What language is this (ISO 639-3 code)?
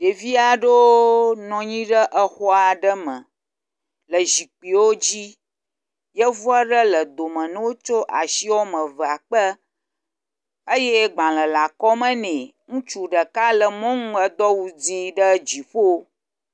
ewe